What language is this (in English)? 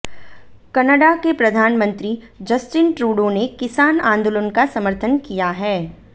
Hindi